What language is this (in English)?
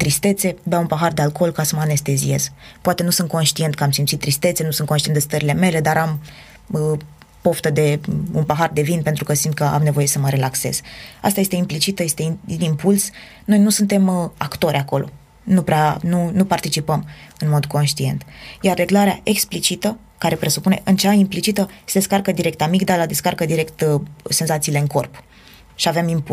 Romanian